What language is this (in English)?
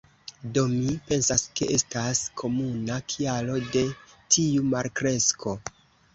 Esperanto